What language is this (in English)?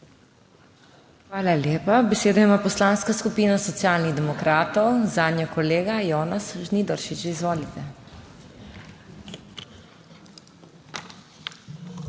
Slovenian